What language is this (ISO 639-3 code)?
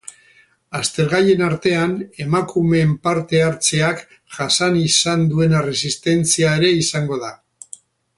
eus